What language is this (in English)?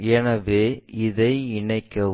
Tamil